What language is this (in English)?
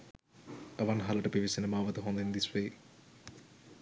Sinhala